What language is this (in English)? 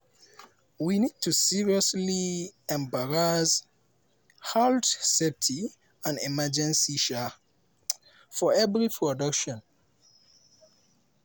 Nigerian Pidgin